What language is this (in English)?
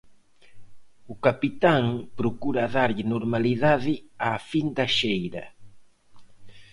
Galician